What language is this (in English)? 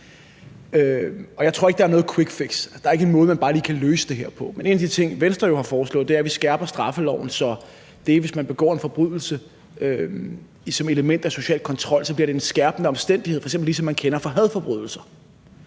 Danish